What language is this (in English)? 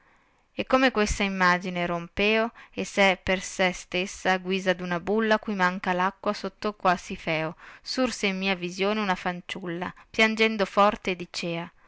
Italian